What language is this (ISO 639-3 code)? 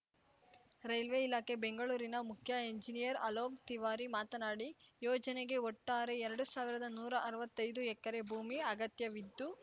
kan